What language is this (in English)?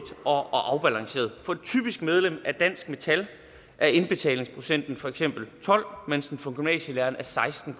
Danish